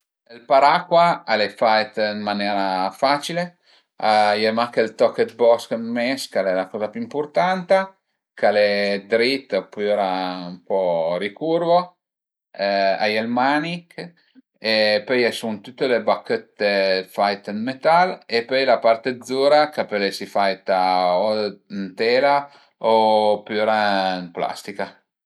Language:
Piedmontese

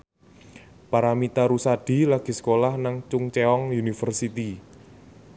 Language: Javanese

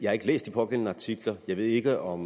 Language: Danish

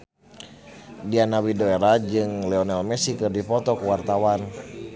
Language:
Sundanese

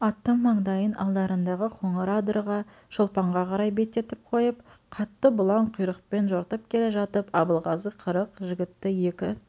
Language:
Kazakh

